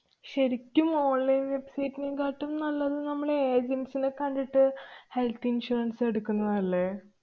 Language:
Malayalam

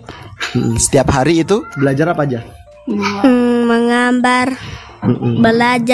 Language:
Indonesian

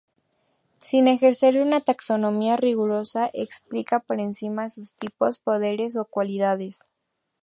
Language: Spanish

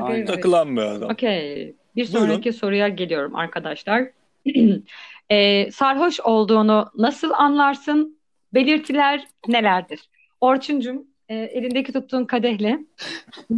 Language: Turkish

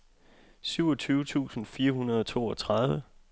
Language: Danish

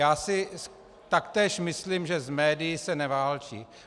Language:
Czech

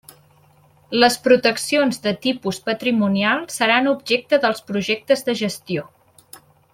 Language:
Catalan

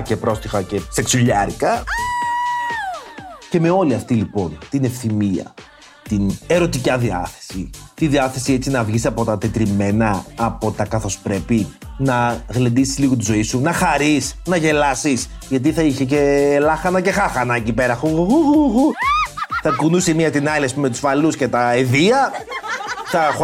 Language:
Greek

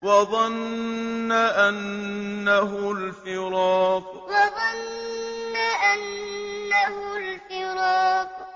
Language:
Arabic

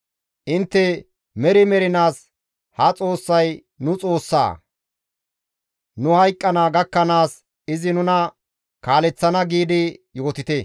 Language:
Gamo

